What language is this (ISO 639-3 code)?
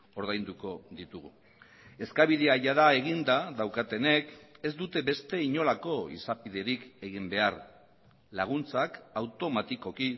eus